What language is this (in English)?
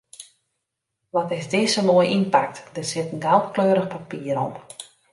Western Frisian